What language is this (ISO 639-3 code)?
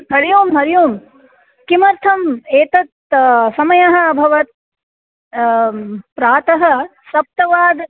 san